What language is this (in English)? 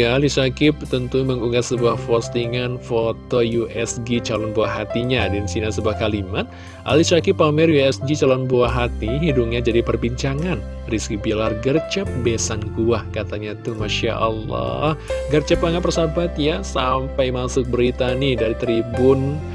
Indonesian